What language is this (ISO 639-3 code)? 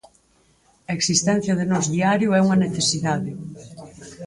glg